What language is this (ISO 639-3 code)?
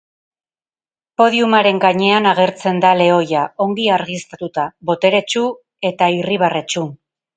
eus